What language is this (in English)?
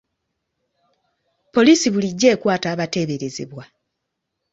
Ganda